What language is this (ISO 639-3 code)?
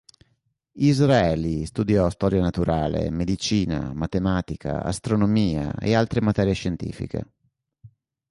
ita